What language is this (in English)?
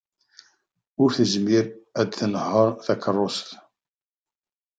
Kabyle